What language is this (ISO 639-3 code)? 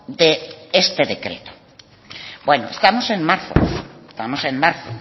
spa